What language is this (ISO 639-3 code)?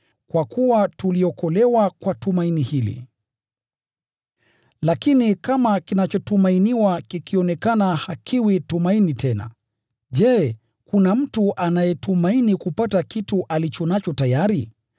swa